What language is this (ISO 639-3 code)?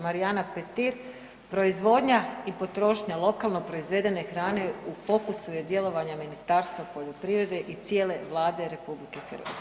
hrv